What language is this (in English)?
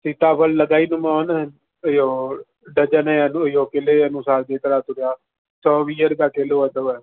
Sindhi